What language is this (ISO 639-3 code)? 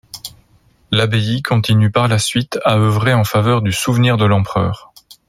fra